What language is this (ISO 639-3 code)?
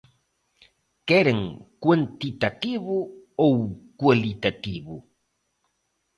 glg